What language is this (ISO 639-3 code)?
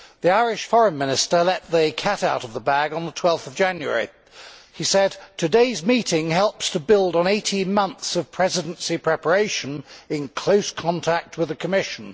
eng